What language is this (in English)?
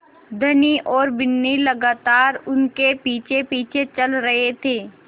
Hindi